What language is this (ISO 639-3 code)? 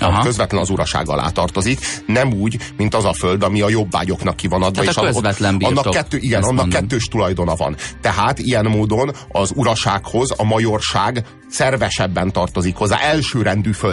hun